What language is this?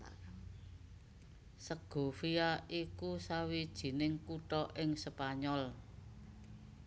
Javanese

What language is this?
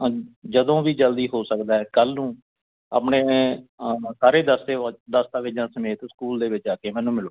Punjabi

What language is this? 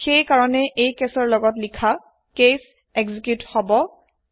Assamese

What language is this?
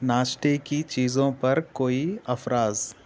Urdu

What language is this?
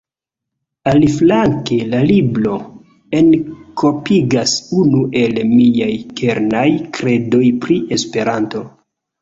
Esperanto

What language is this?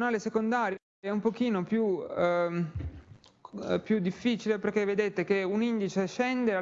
Italian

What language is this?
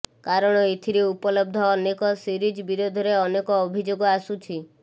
Odia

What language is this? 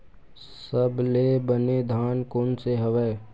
Chhattisgarhi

